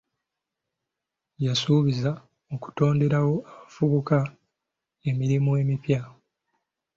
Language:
Ganda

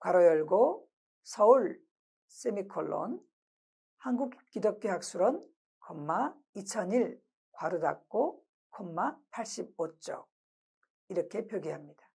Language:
Korean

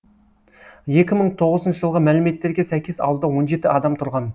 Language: Kazakh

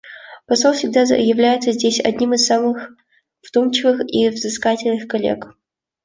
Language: Russian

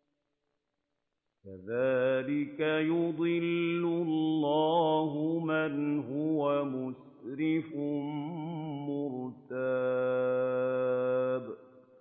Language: Arabic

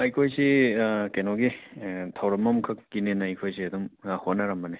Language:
Manipuri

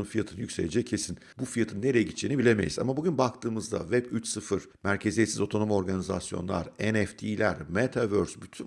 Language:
Turkish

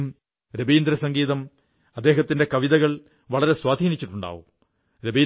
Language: Malayalam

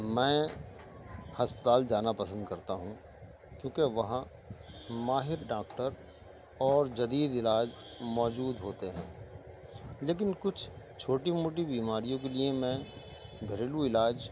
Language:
Urdu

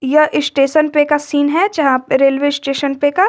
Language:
Hindi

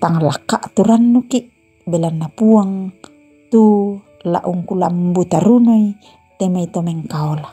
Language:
Indonesian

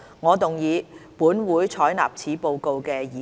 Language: Cantonese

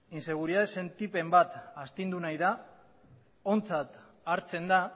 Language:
Basque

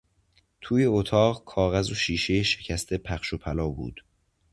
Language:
Persian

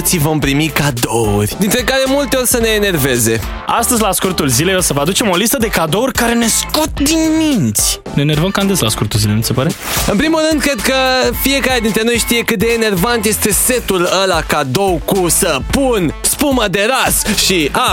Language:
Romanian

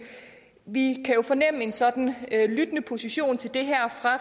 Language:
Danish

